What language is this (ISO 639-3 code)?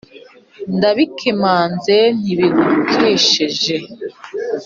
kin